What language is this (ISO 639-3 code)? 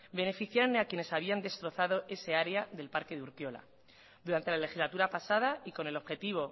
spa